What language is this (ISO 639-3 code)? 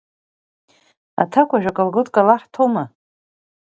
abk